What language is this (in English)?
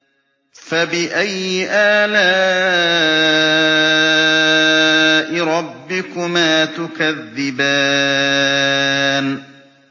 Arabic